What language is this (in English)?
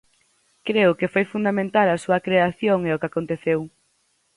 Galician